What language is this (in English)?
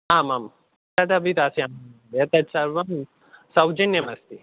Sanskrit